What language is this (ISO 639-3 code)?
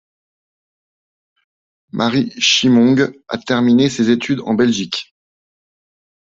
fra